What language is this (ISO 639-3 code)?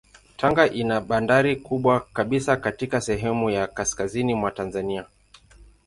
swa